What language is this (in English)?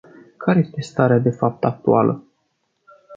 Romanian